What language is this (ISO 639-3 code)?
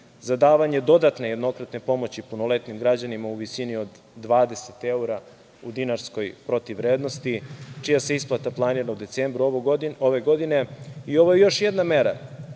srp